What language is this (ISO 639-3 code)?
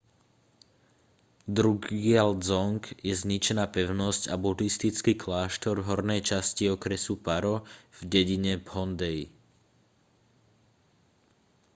slk